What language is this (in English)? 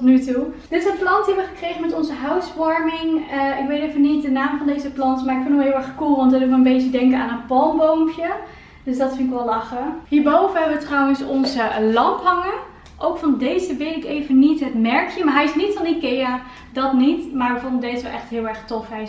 Dutch